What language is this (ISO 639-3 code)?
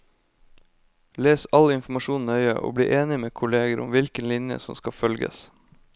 nor